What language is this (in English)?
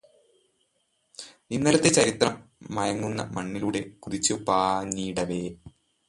Malayalam